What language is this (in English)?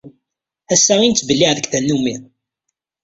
Kabyle